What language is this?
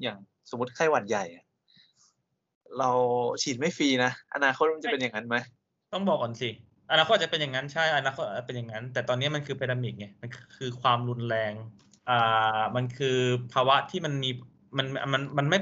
Thai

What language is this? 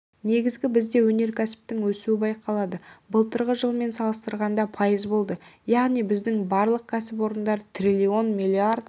Kazakh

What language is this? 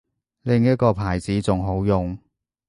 Cantonese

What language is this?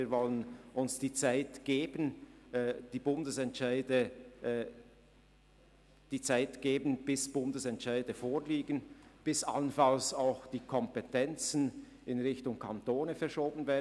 Swiss German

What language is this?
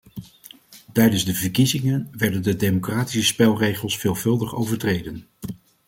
Dutch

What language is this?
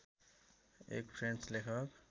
Nepali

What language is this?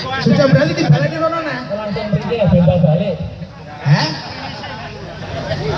Indonesian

